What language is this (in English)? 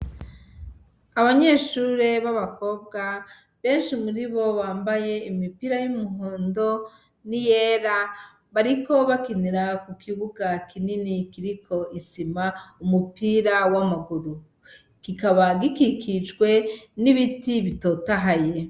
Rundi